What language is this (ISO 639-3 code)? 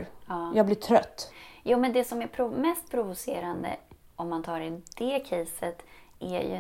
swe